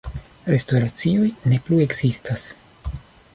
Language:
Esperanto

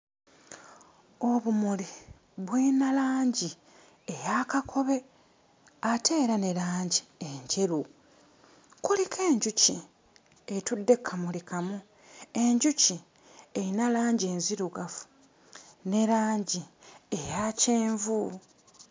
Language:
Ganda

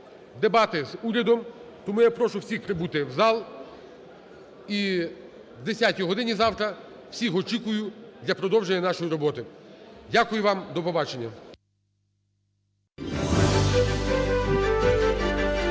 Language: Ukrainian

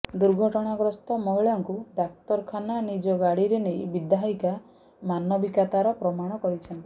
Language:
Odia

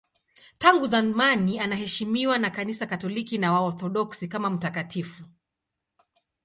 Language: Swahili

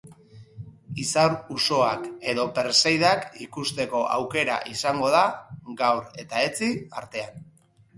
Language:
Basque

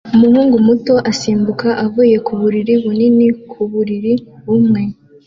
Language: Kinyarwanda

